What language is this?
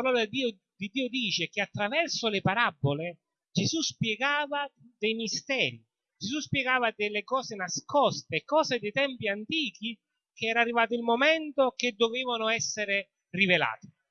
Italian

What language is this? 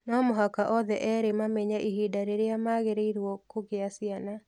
Kikuyu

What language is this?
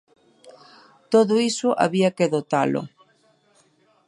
Galician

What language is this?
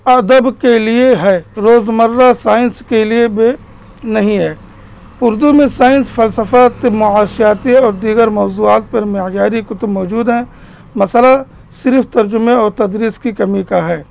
Urdu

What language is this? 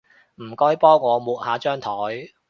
Cantonese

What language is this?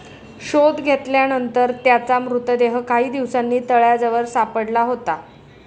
Marathi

